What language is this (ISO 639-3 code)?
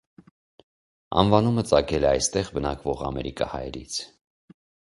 hye